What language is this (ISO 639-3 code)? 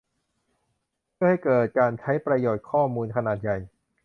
tha